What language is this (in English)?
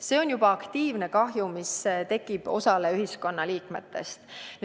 Estonian